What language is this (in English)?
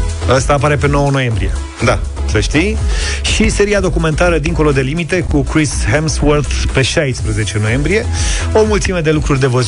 Romanian